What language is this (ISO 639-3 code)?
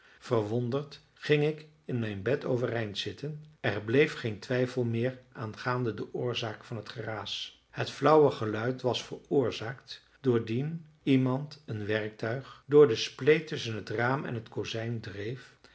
nld